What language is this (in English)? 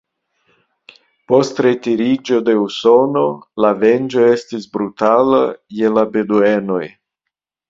Esperanto